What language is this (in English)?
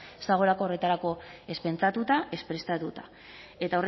Basque